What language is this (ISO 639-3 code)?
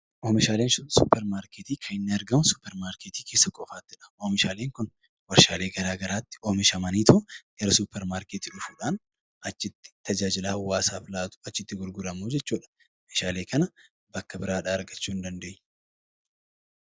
orm